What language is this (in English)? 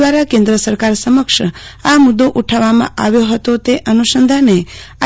Gujarati